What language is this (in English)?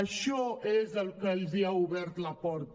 Catalan